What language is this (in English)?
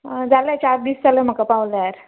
Konkani